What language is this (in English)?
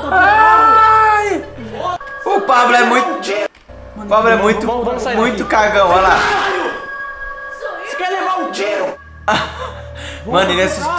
Portuguese